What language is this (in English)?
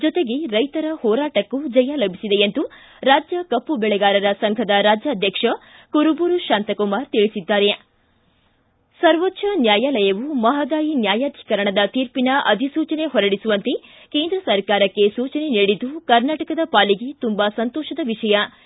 Kannada